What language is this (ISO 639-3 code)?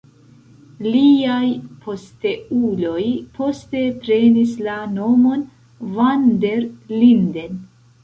epo